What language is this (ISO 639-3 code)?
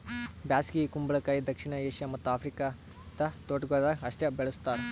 kan